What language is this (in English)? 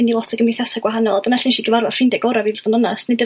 Welsh